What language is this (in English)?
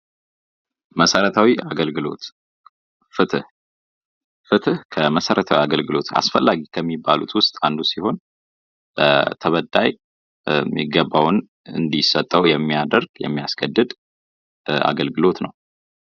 Amharic